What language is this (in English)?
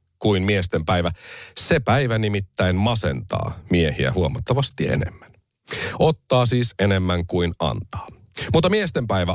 Finnish